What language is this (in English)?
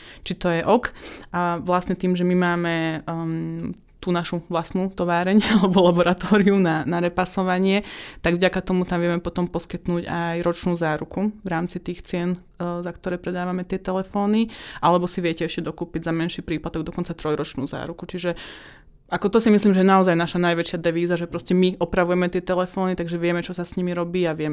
Slovak